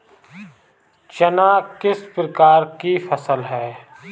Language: Hindi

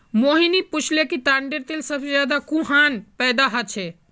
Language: Magahi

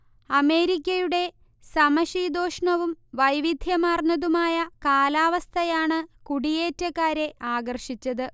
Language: Malayalam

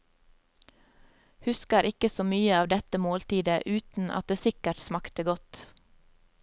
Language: Norwegian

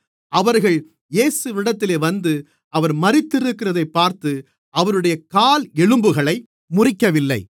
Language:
Tamil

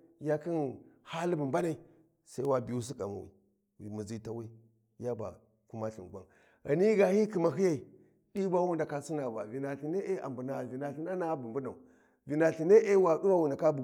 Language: Warji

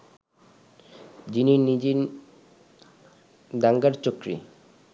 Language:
Bangla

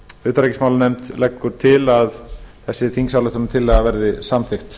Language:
Icelandic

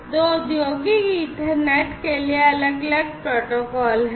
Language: Hindi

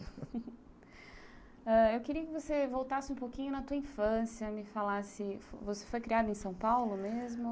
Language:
Portuguese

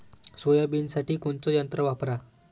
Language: Marathi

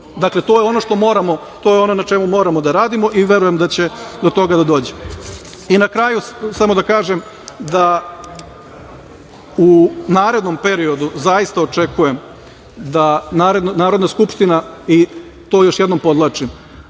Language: Serbian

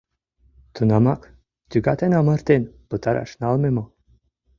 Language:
Mari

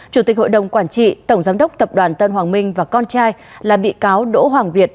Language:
Vietnamese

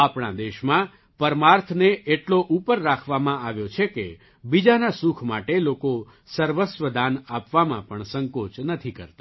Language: Gujarati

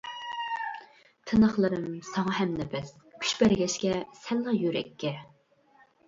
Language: Uyghur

